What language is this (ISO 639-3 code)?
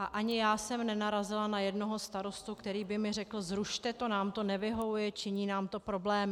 ces